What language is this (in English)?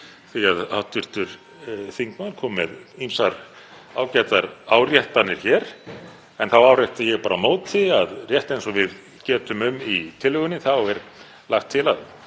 Icelandic